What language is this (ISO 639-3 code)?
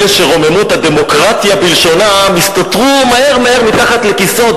heb